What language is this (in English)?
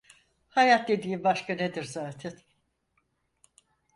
Turkish